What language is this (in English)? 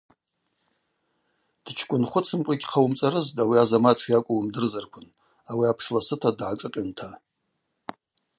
Abaza